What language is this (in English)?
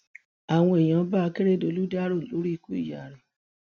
Yoruba